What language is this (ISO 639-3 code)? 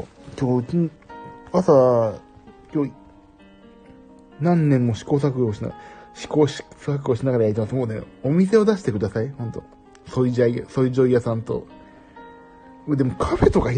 jpn